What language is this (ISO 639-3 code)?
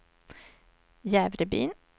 swe